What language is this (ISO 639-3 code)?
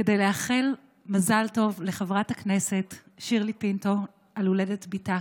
heb